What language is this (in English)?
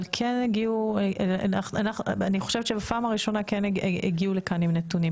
Hebrew